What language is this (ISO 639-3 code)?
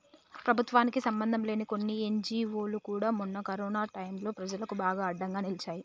tel